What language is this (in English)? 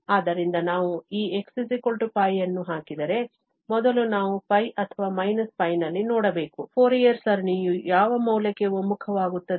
Kannada